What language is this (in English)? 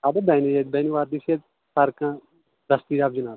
Kashmiri